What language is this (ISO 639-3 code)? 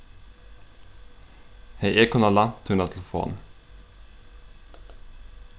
fao